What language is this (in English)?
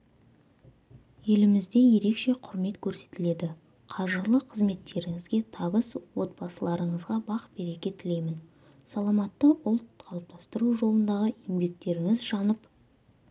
Kazakh